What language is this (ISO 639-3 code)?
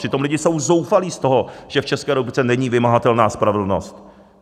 ces